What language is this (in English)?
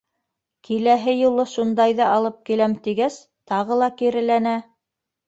Bashkir